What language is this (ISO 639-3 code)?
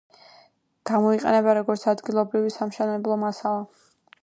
kat